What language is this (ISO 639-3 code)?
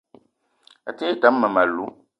eto